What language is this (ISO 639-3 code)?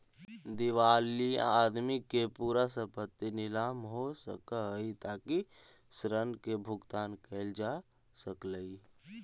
mag